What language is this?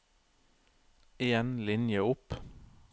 Norwegian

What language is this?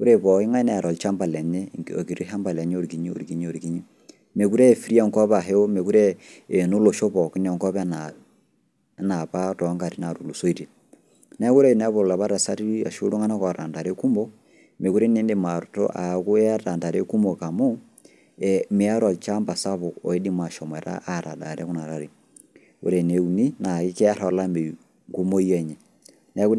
Masai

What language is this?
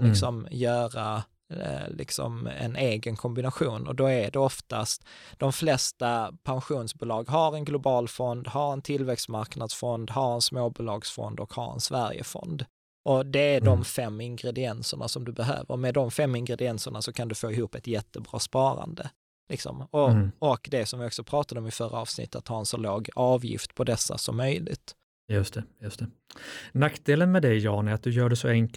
Swedish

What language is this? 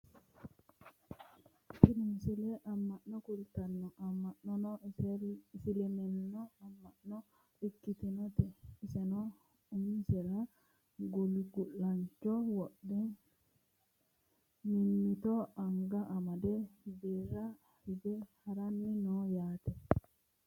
Sidamo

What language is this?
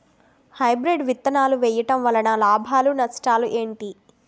Telugu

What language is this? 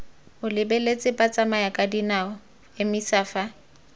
Tswana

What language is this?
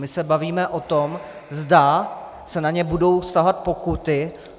Czech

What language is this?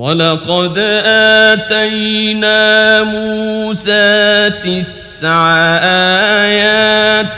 Arabic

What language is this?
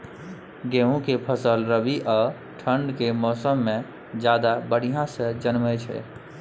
Maithili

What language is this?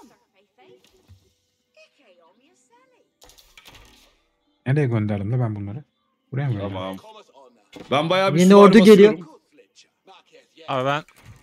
Turkish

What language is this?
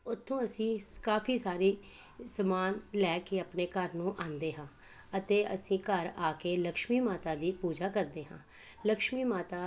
Punjabi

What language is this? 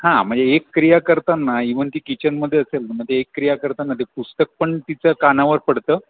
Marathi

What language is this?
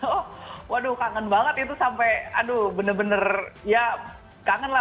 Indonesian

